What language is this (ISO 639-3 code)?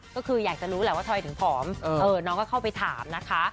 tha